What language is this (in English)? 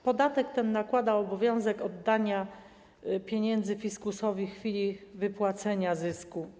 Polish